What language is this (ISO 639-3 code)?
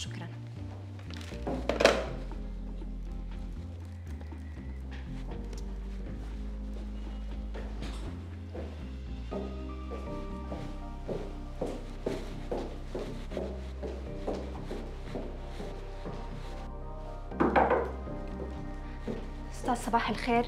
ara